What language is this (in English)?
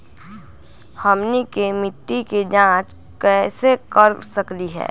Magahi